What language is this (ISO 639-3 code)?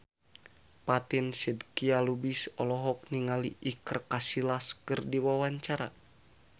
sun